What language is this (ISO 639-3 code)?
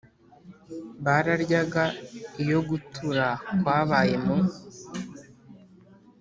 kin